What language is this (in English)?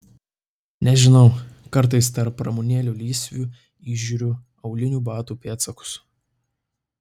Lithuanian